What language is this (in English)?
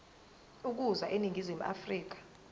Zulu